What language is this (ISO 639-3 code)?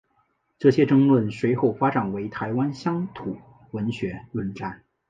zho